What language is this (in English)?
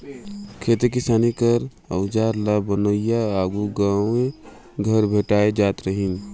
Chhattisgarhi